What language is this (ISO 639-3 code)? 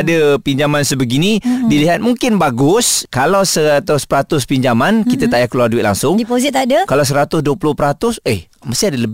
msa